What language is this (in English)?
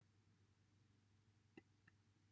Welsh